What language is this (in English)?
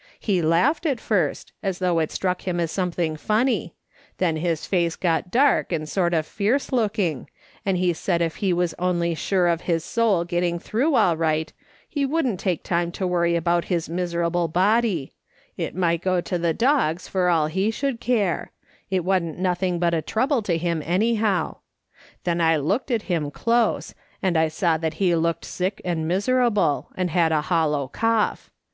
English